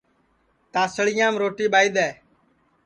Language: Sansi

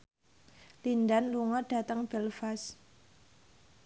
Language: Javanese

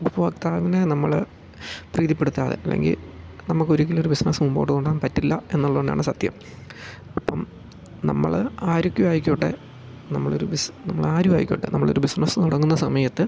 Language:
Malayalam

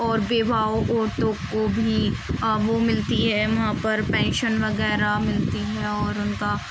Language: Urdu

